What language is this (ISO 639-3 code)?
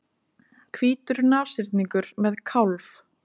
isl